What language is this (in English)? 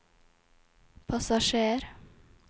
Norwegian